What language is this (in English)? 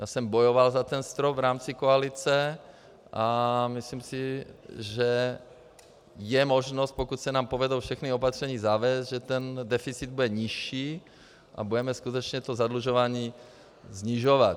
Czech